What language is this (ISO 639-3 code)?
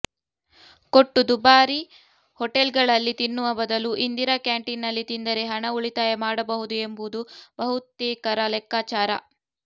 kan